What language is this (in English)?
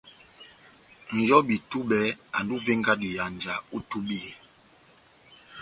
Batanga